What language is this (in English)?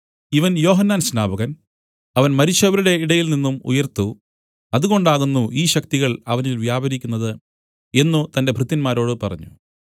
Malayalam